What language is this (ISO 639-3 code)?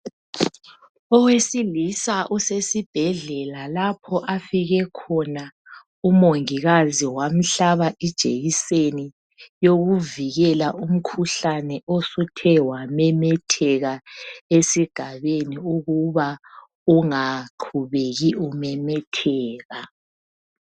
nde